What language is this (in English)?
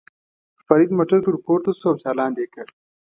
Pashto